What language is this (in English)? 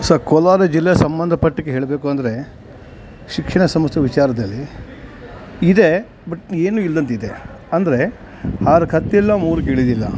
Kannada